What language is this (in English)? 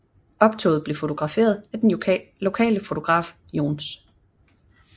Danish